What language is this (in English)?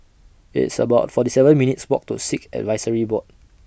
English